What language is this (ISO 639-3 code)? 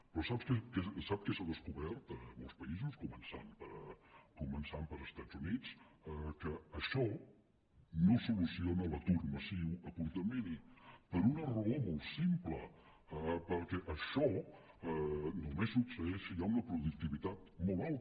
cat